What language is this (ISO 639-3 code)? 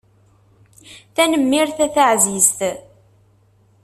kab